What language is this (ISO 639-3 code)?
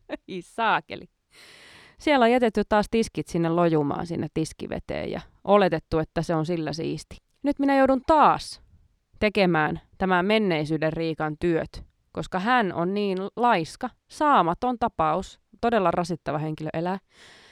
fin